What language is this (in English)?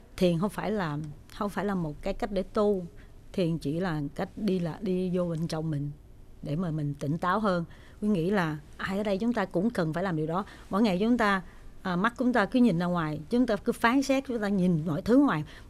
Vietnamese